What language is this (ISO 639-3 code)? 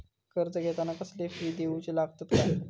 mar